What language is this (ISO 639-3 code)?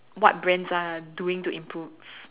eng